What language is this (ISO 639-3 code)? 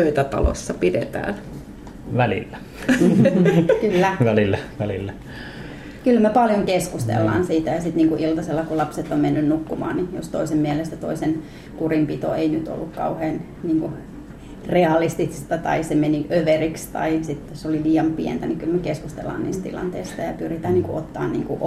fin